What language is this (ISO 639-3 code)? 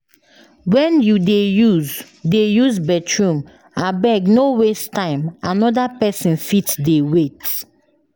pcm